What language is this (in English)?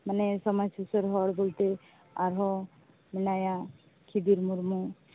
Santali